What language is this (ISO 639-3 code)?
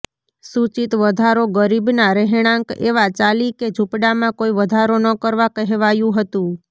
guj